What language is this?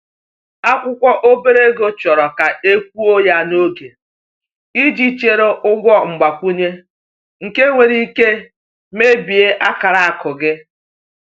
Igbo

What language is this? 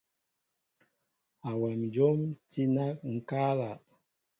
Mbo (Cameroon)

